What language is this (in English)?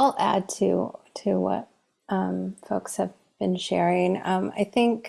English